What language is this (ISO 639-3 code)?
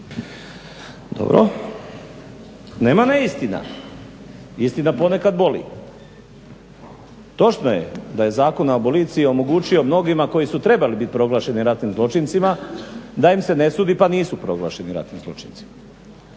hrv